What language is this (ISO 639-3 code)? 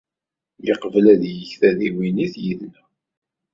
kab